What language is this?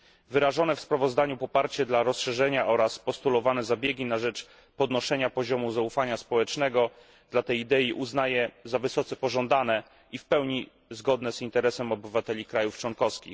Polish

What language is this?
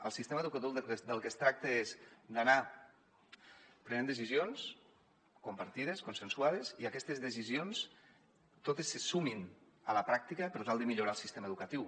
Catalan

